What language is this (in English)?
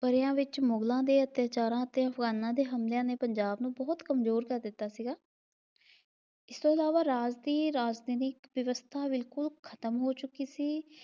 Punjabi